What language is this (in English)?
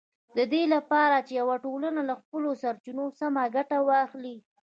Pashto